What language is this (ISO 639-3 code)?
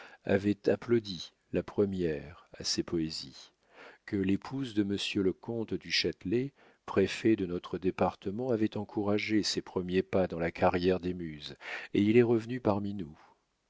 fra